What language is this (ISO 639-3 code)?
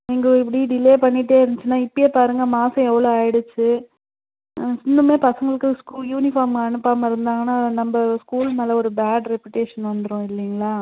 tam